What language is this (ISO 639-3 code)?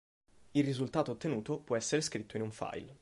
ita